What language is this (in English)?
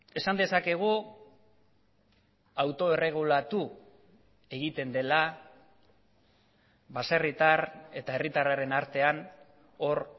Basque